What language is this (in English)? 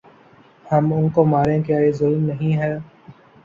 Urdu